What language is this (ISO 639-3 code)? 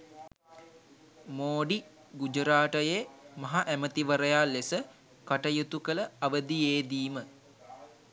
sin